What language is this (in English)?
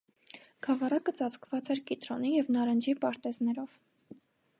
Armenian